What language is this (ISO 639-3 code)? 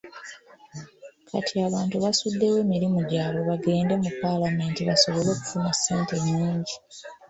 lug